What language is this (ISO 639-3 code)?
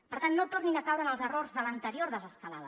cat